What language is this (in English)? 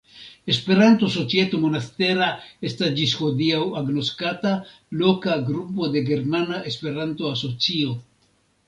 Esperanto